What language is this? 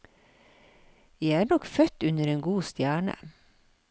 Norwegian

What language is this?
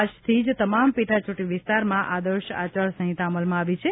Gujarati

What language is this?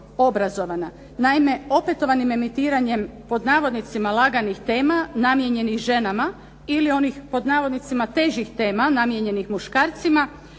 Croatian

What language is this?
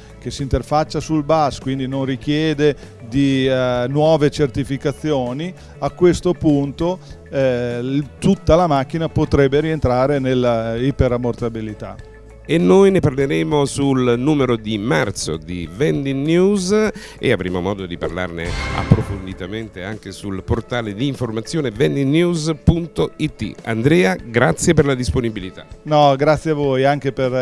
Italian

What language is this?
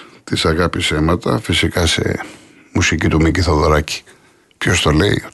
Greek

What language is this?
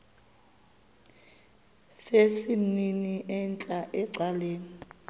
Xhosa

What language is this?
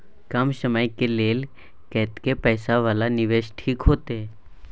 Maithili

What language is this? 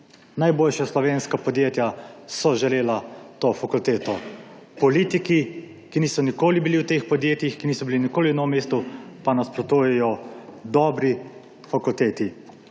Slovenian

